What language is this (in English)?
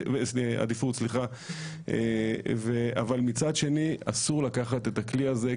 Hebrew